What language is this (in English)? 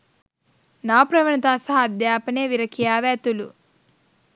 Sinhala